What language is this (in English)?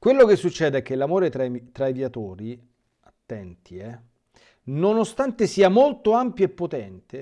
Italian